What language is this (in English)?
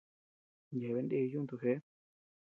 Tepeuxila Cuicatec